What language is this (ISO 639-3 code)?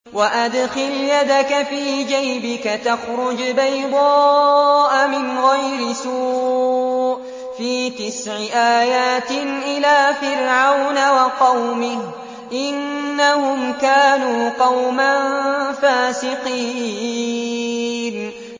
ara